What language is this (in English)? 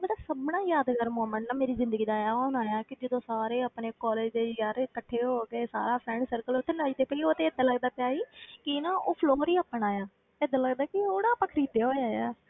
Punjabi